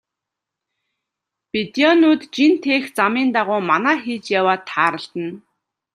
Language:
Mongolian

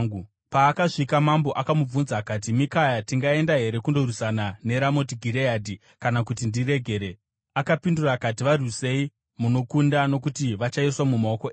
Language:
Shona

